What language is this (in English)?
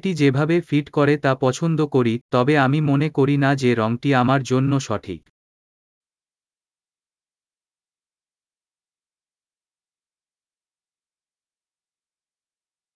Italian